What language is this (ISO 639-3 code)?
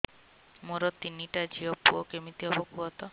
ori